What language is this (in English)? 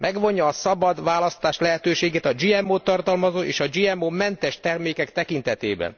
Hungarian